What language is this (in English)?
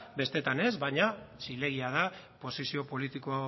Basque